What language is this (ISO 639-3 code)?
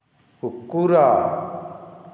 ori